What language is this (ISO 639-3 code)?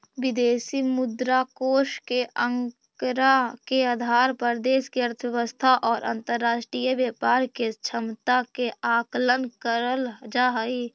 mag